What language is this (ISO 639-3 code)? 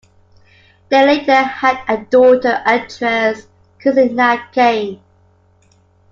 eng